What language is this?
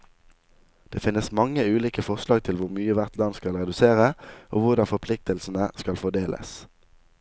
Norwegian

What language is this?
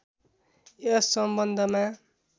Nepali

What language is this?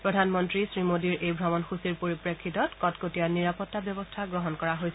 Assamese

